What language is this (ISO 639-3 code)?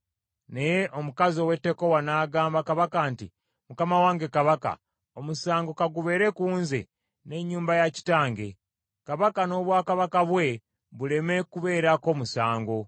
lug